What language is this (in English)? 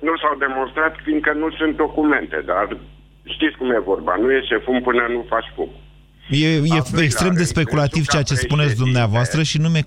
Romanian